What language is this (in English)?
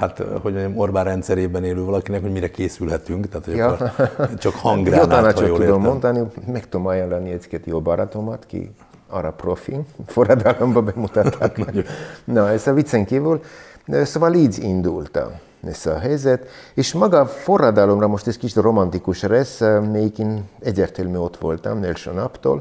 Hungarian